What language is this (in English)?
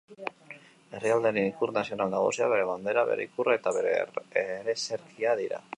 Basque